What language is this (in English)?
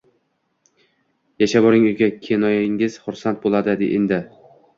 Uzbek